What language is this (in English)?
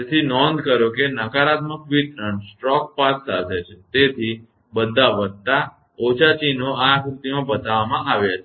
Gujarati